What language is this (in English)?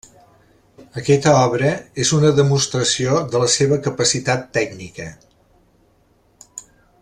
Catalan